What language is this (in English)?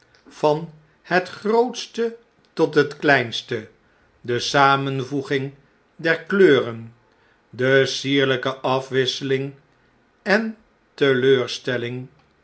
Dutch